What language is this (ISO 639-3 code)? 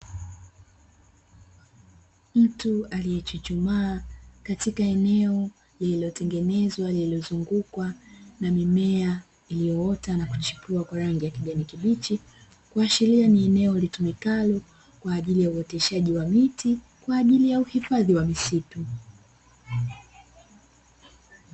swa